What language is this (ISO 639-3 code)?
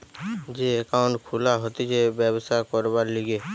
ben